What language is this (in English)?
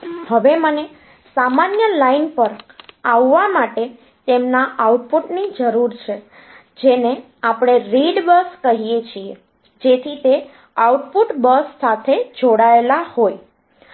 Gujarati